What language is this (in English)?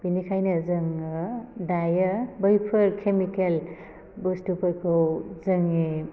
Bodo